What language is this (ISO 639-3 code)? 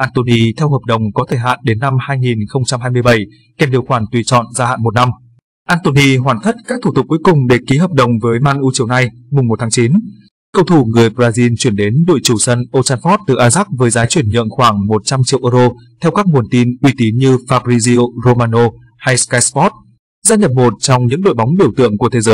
vie